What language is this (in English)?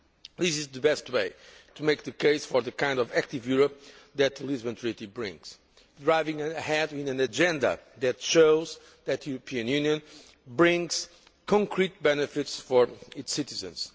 English